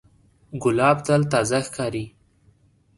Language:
Pashto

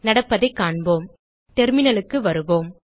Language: Tamil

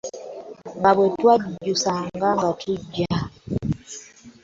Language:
Ganda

